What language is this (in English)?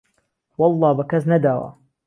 Central Kurdish